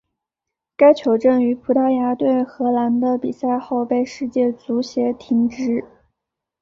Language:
Chinese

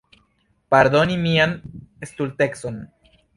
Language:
Esperanto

